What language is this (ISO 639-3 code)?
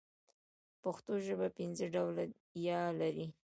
pus